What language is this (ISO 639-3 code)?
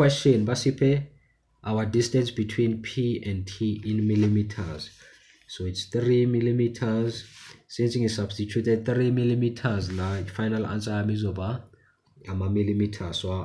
eng